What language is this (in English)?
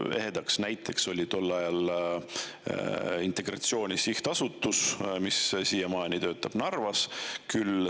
Estonian